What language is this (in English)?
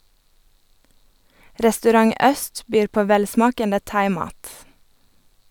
Norwegian